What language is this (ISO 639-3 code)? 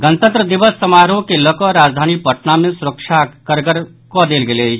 mai